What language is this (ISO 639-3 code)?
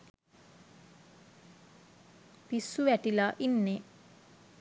sin